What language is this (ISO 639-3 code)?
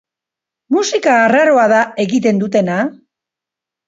eus